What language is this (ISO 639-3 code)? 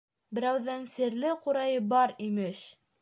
bak